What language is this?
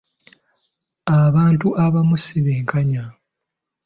Ganda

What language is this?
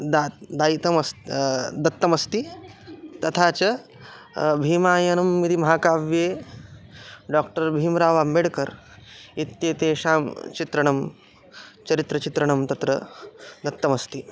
Sanskrit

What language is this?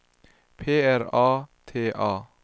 Swedish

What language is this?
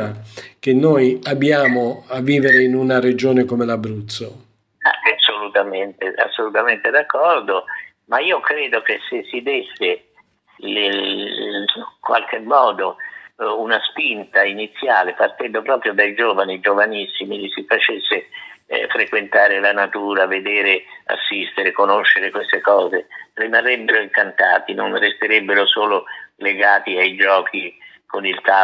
Italian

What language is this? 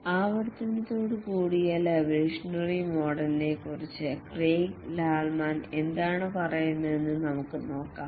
Malayalam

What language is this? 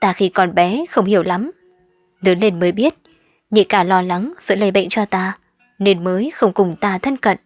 Vietnamese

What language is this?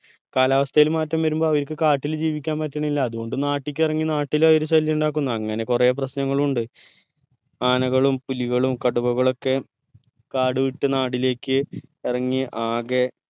Malayalam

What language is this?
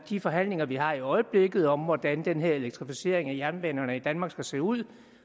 Danish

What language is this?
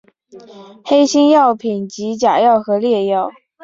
Chinese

